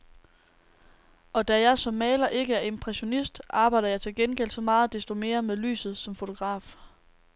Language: Danish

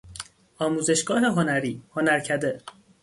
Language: Persian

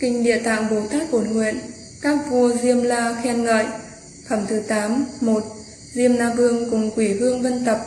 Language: Vietnamese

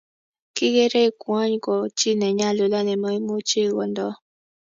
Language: Kalenjin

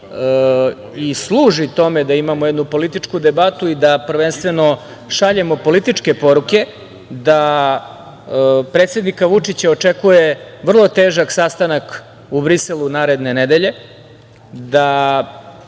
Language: Serbian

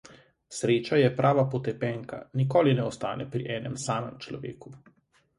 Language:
Slovenian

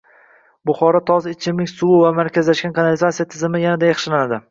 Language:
Uzbek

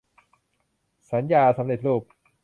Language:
Thai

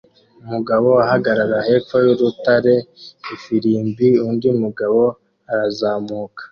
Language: Kinyarwanda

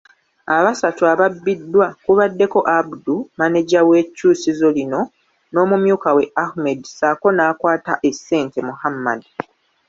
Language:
Ganda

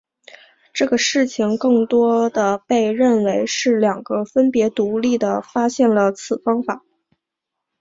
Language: Chinese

